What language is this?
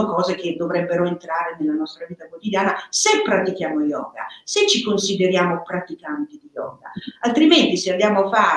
Italian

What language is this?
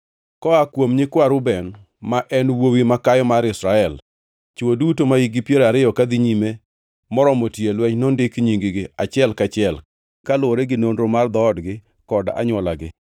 Luo (Kenya and Tanzania)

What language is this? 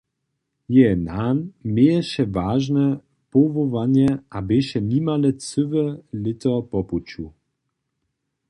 Upper Sorbian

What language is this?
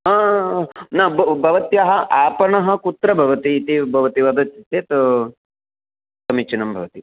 Sanskrit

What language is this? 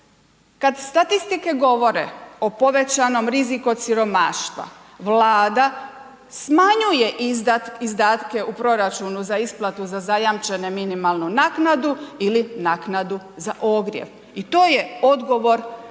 Croatian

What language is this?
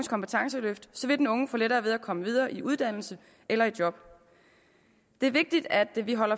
Danish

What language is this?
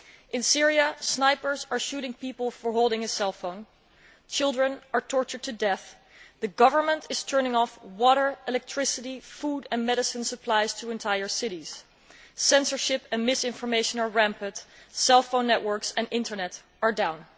English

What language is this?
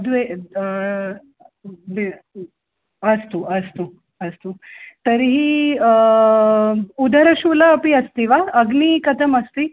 Sanskrit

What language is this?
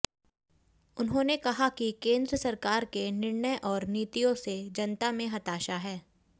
Hindi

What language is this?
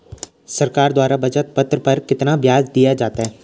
Hindi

